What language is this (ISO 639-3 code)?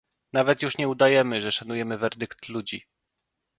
pol